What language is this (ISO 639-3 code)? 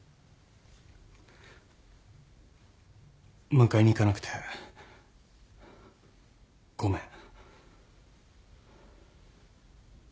jpn